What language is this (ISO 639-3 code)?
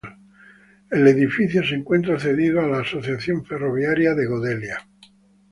spa